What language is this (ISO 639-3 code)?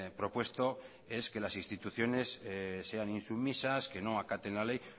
spa